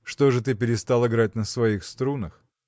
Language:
Russian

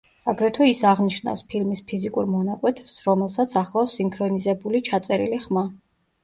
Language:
Georgian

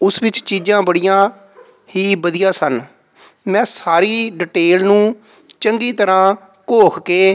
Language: Punjabi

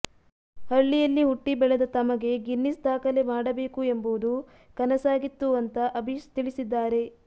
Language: Kannada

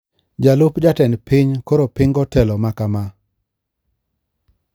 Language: Luo (Kenya and Tanzania)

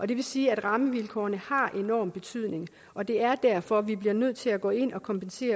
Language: Danish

